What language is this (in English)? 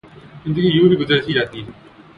Urdu